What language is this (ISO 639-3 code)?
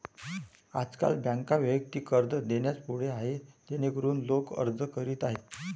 mar